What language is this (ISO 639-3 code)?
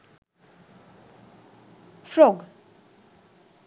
sin